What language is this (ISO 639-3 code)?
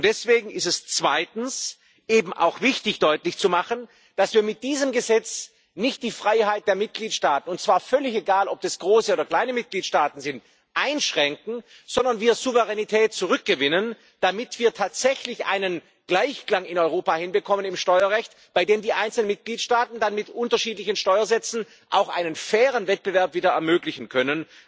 deu